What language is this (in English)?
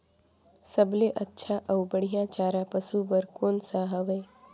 Chhattisgarhi